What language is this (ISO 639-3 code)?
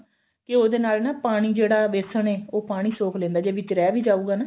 pan